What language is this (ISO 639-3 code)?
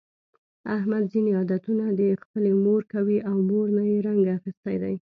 pus